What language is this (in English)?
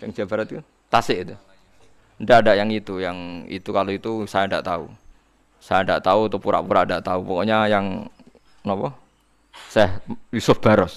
Indonesian